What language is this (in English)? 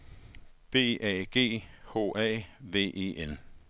Danish